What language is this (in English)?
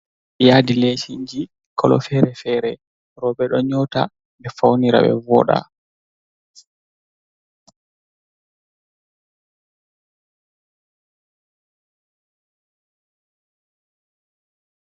Fula